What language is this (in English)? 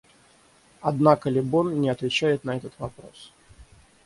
Russian